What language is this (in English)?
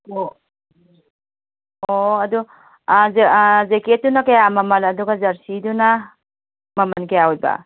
Manipuri